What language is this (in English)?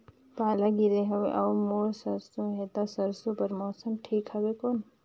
Chhattisgarhi